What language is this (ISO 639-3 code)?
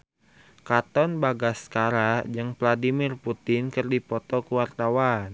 sun